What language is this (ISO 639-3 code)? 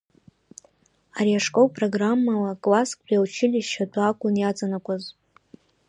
abk